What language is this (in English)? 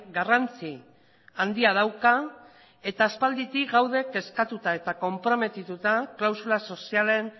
Basque